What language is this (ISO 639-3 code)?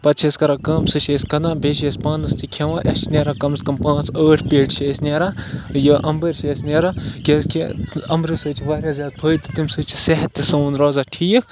kas